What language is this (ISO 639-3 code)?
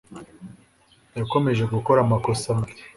kin